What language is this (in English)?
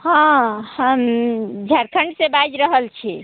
Maithili